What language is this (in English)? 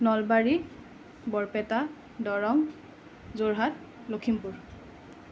Assamese